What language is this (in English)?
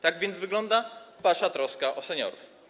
Polish